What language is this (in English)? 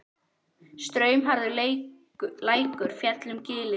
Icelandic